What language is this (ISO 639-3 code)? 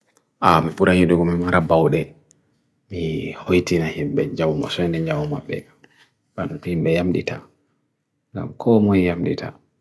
fui